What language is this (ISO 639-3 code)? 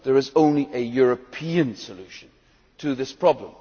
eng